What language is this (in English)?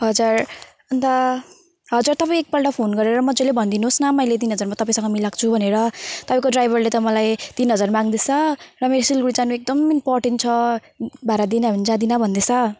Nepali